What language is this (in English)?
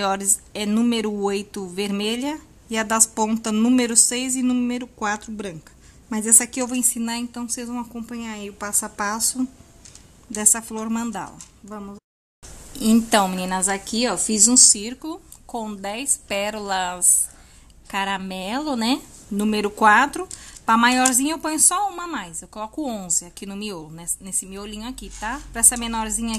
Portuguese